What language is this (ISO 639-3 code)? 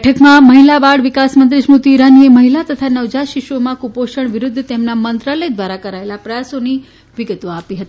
guj